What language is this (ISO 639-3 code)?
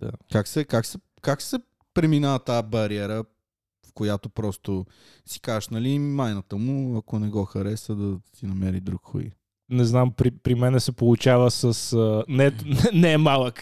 bul